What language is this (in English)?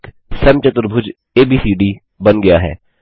Hindi